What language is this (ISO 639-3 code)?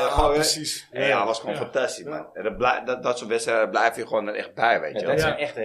nld